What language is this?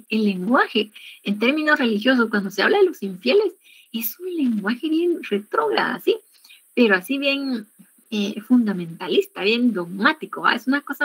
Spanish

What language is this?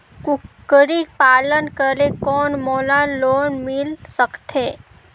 Chhattisgarhi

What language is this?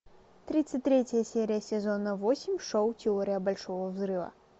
Russian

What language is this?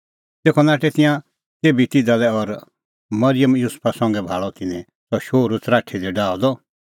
Kullu Pahari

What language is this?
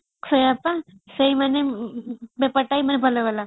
Odia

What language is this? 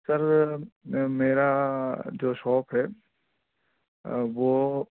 Urdu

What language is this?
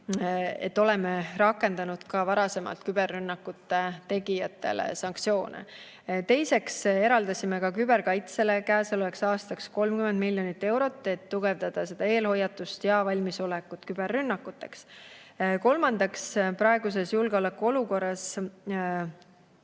Estonian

